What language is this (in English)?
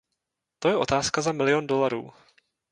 Czech